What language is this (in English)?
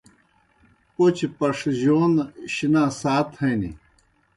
Kohistani Shina